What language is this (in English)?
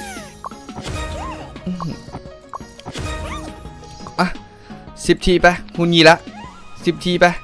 Thai